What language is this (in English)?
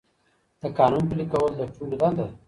Pashto